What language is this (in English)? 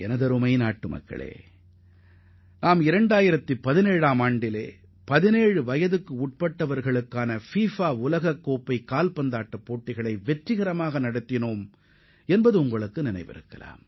Tamil